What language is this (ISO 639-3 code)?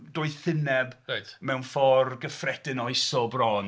cym